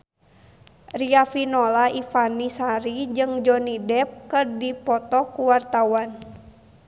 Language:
Sundanese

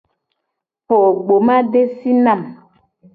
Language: Gen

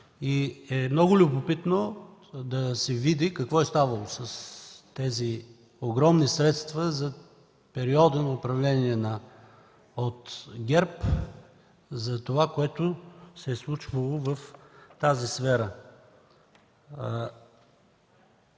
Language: Bulgarian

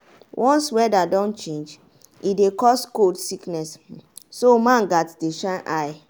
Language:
Nigerian Pidgin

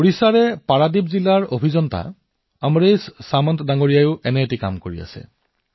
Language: Assamese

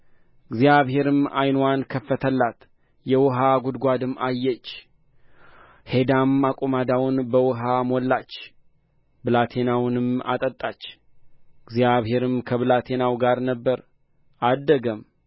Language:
Amharic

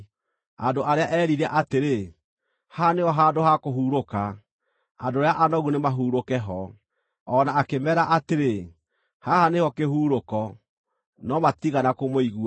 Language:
Kikuyu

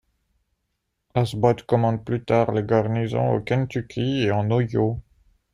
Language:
French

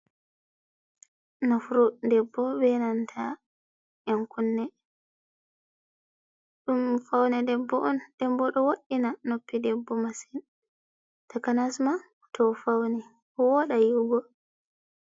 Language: Fula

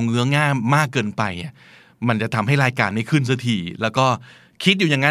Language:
Thai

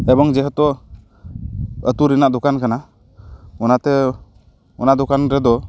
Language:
Santali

